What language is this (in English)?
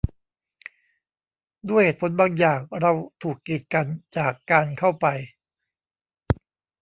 Thai